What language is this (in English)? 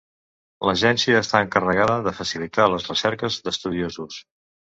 Catalan